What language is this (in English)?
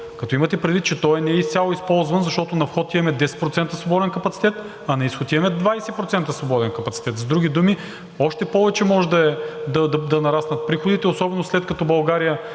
Bulgarian